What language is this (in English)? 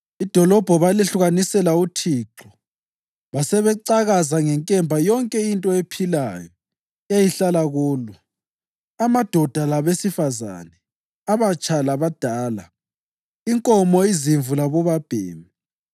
North Ndebele